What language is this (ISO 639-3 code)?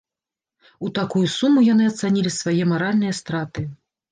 bel